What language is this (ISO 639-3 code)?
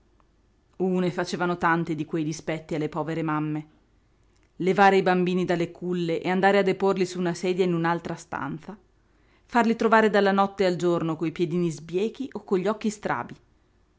ita